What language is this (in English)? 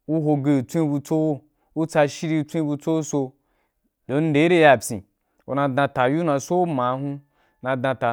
Wapan